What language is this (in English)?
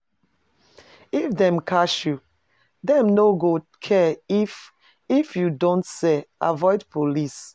Nigerian Pidgin